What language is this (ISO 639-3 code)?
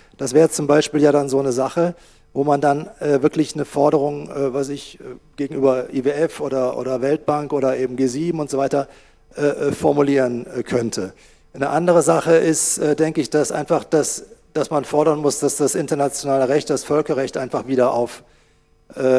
deu